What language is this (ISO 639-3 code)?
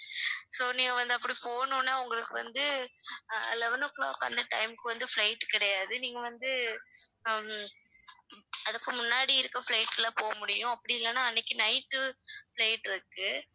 tam